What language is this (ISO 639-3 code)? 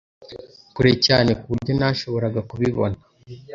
kin